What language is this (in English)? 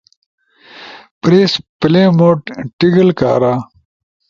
Ushojo